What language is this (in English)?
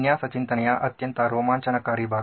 Kannada